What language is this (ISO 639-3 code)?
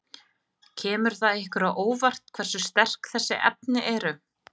isl